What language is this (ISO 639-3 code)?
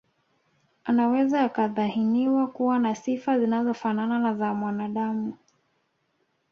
swa